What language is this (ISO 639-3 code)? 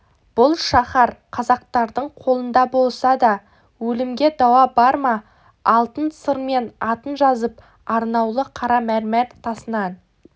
kaz